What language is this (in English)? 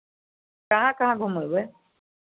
Maithili